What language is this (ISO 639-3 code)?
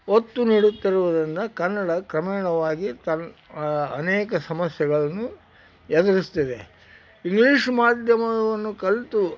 kan